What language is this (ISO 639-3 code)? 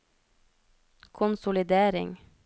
nor